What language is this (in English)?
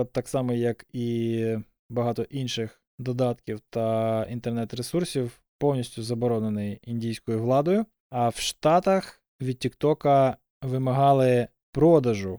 Ukrainian